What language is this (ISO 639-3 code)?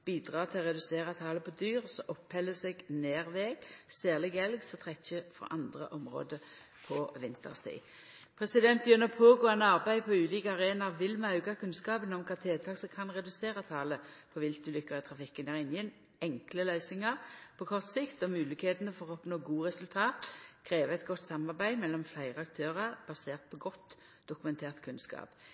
nno